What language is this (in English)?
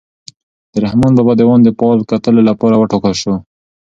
Pashto